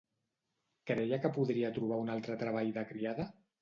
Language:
Catalan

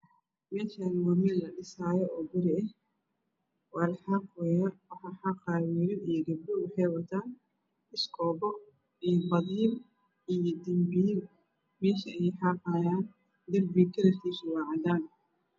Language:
Somali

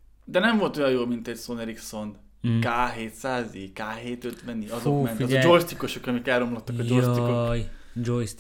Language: Hungarian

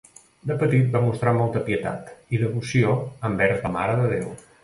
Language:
Catalan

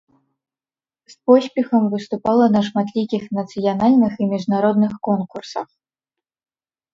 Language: Belarusian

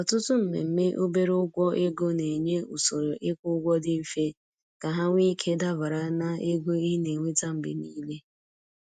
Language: Igbo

